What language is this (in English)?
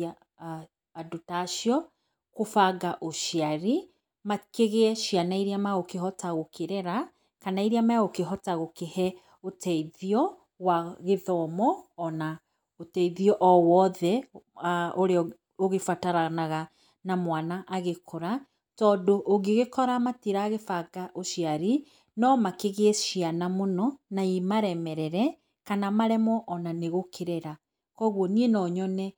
Kikuyu